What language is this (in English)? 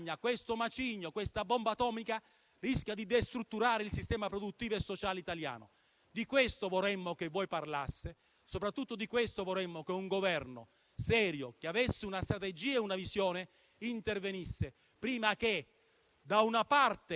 Italian